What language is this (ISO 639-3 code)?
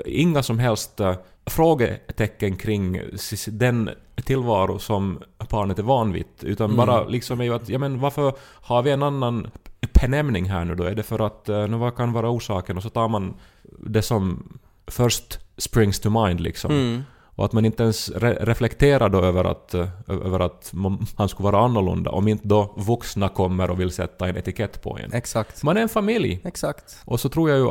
swe